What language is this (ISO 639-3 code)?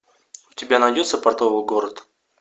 rus